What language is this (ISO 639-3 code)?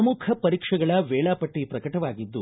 kan